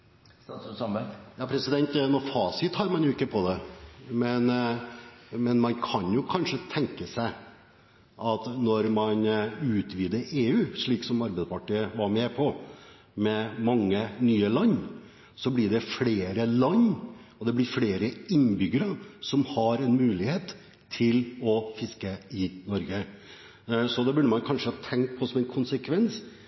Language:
Norwegian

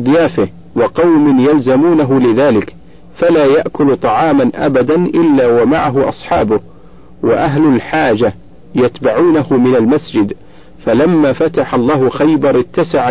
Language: Arabic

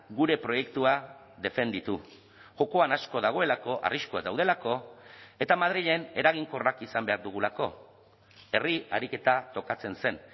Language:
Basque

